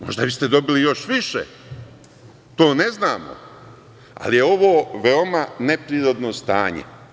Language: Serbian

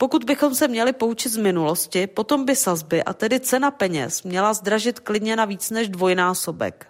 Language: Czech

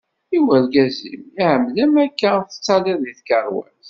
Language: Kabyle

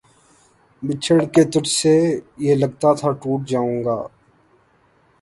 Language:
Urdu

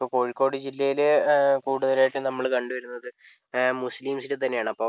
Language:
Malayalam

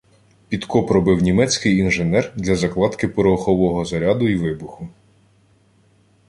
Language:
Ukrainian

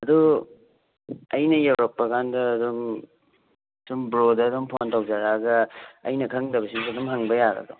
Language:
Manipuri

